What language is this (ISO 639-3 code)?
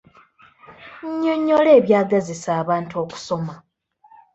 lug